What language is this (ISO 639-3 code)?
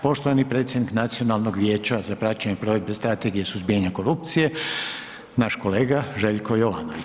hrv